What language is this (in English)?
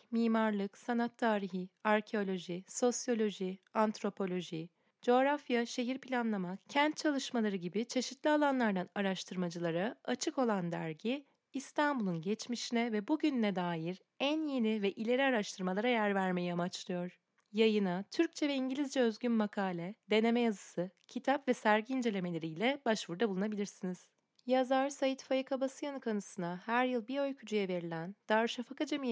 Turkish